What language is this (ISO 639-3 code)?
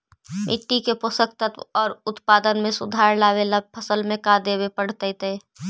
mag